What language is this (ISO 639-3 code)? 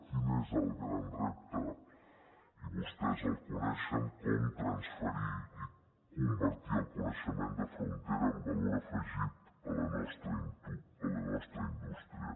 cat